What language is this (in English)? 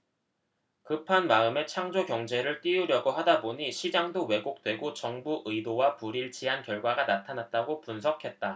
Korean